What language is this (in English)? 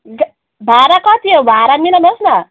Nepali